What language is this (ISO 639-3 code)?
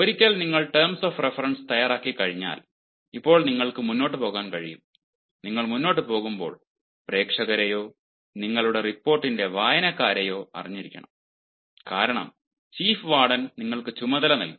mal